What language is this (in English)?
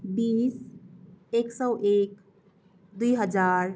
Nepali